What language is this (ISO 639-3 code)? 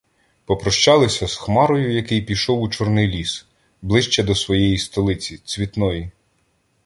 ukr